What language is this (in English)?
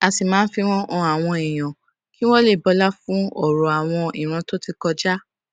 Yoruba